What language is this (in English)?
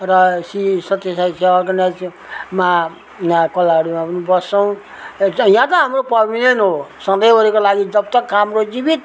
Nepali